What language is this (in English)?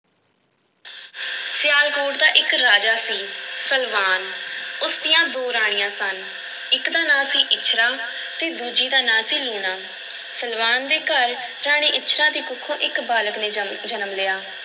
Punjabi